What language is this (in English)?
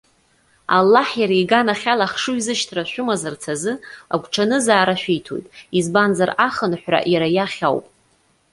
Abkhazian